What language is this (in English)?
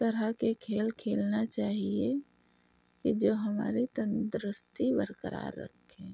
Urdu